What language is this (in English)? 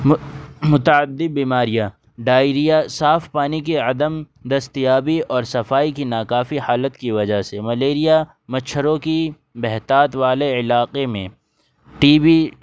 Urdu